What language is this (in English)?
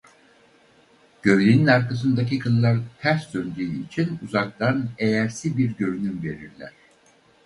Turkish